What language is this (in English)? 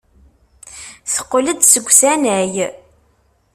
Kabyle